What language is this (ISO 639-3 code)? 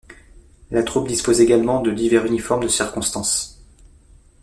fra